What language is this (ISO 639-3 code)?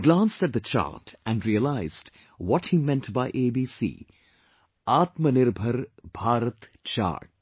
eng